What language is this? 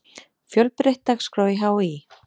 Icelandic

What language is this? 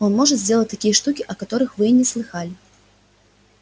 Russian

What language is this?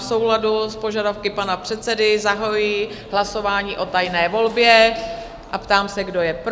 Czech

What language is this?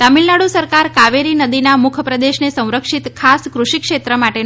Gujarati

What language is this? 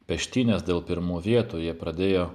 Lithuanian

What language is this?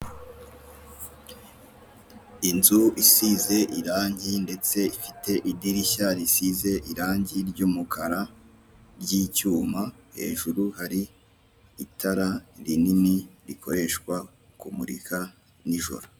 Kinyarwanda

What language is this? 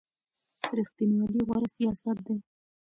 Pashto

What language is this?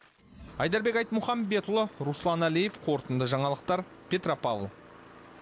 Kazakh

